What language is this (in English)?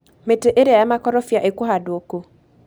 Kikuyu